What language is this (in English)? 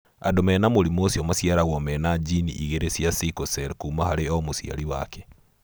Kikuyu